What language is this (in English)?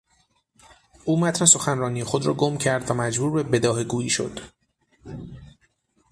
Persian